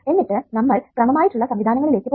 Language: Malayalam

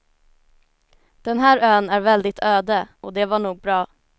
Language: Swedish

